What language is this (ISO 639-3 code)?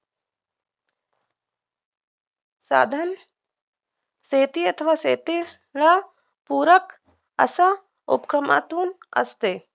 mar